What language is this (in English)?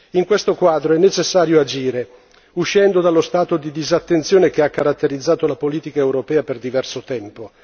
Italian